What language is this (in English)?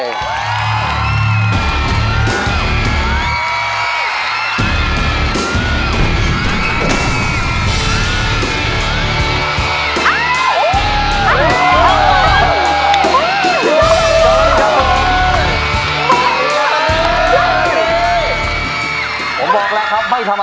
Thai